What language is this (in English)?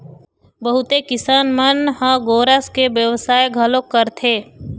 Chhattisgarhi